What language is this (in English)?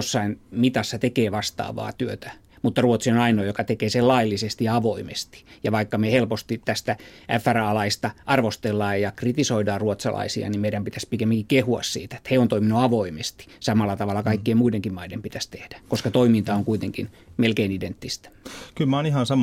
Finnish